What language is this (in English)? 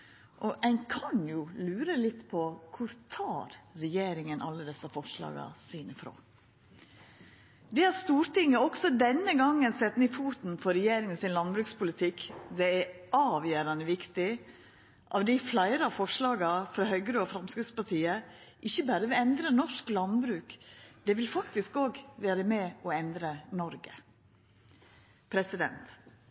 Norwegian Nynorsk